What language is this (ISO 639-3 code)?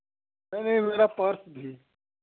hin